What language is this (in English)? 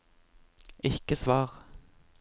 Norwegian